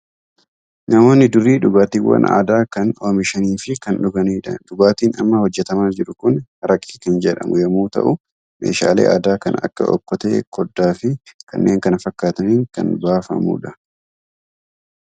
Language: Oromo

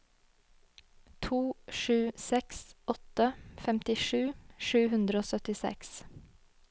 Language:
Norwegian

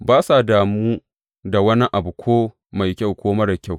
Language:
Hausa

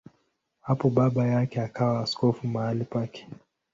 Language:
Swahili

